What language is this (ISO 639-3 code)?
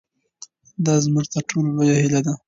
pus